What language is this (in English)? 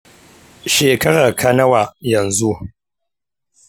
Hausa